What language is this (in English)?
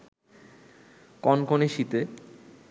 Bangla